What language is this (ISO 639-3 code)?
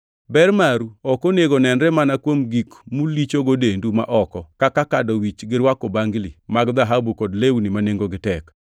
luo